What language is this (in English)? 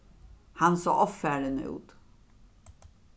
Faroese